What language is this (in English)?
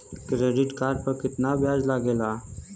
Bhojpuri